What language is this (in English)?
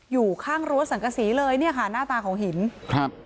Thai